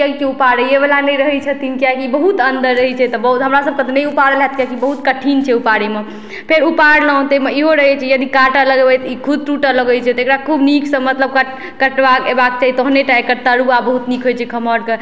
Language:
Maithili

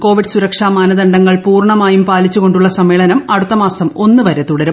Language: Malayalam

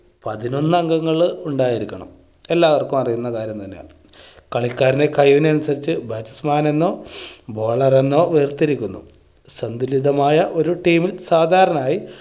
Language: Malayalam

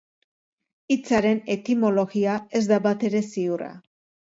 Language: Basque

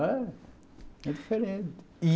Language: Portuguese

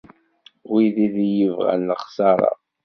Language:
Kabyle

